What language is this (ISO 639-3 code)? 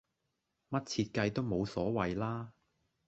yue